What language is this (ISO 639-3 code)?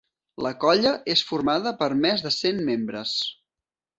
cat